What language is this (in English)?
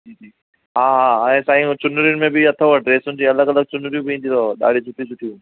Sindhi